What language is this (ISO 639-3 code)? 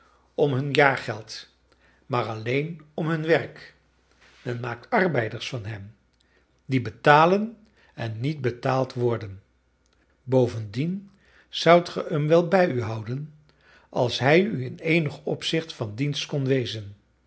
nld